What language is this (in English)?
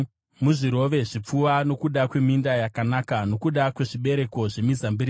Shona